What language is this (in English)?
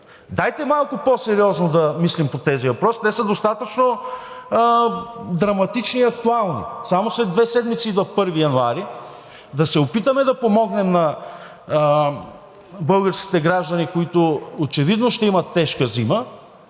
Bulgarian